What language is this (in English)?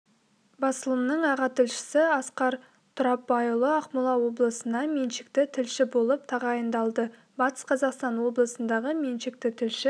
Kazakh